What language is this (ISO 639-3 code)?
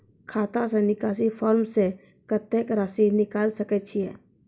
mai